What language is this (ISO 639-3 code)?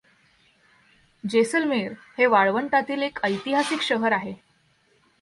mar